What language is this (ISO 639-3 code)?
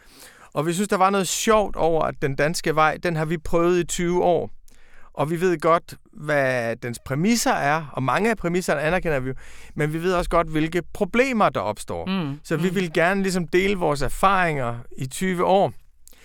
dan